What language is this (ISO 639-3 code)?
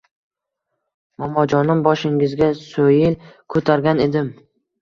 uzb